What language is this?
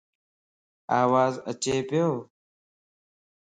Lasi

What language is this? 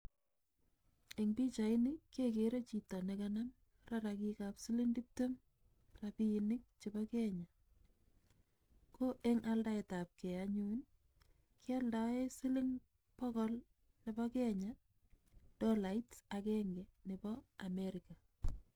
Kalenjin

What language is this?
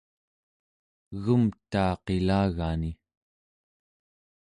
Central Yupik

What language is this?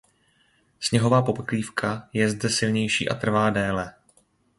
Czech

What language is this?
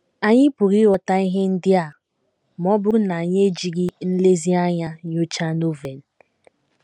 Igbo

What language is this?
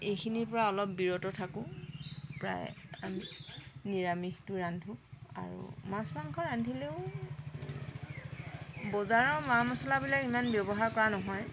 Assamese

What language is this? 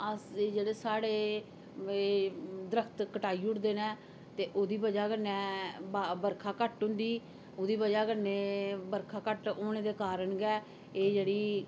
Dogri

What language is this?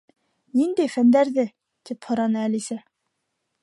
Bashkir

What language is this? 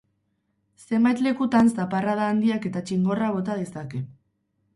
Basque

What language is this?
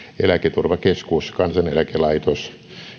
Finnish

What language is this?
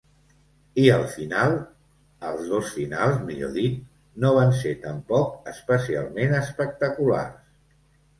Catalan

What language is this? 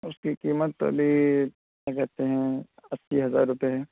Urdu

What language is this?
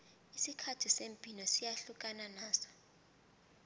South Ndebele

